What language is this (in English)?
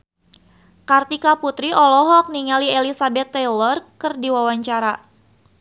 Sundanese